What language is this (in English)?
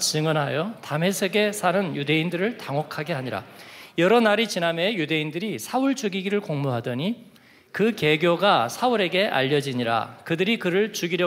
Korean